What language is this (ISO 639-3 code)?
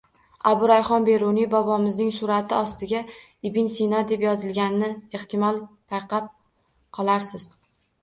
uzb